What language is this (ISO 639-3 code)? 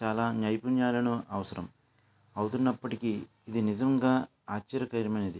tel